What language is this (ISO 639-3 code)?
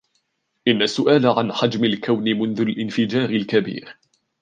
ara